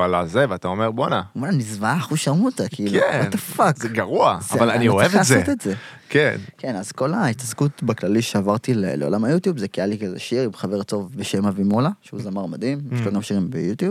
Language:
Hebrew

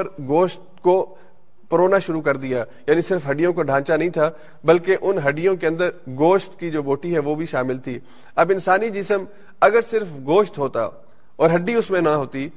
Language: Urdu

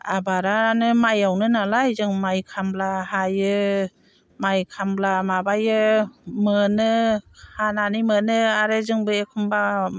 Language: Bodo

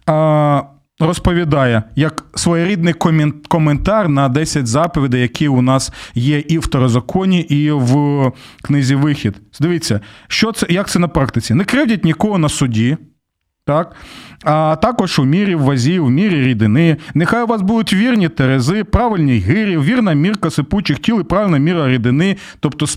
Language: Ukrainian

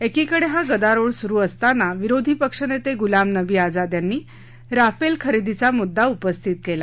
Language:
Marathi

